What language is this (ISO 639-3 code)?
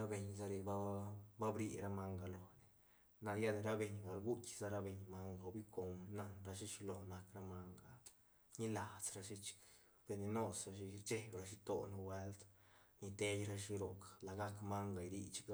ztn